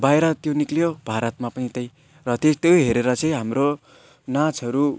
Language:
Nepali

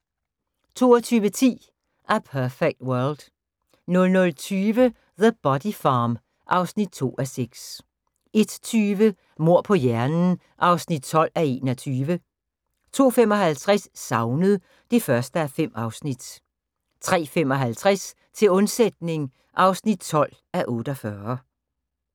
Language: Danish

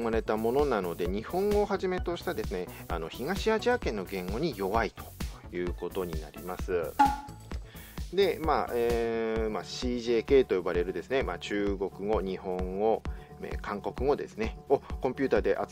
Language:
Japanese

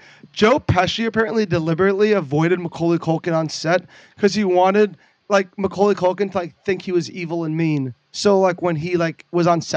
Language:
English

